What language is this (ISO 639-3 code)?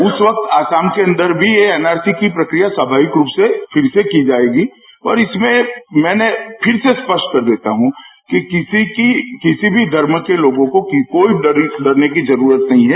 hin